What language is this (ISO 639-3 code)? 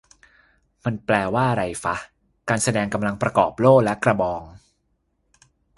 tha